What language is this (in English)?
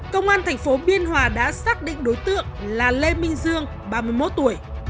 Vietnamese